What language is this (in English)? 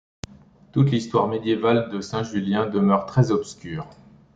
French